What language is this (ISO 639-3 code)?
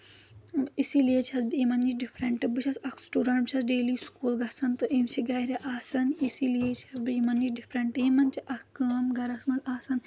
kas